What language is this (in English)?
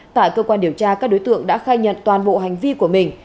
Vietnamese